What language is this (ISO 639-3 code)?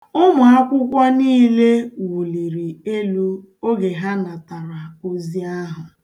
ibo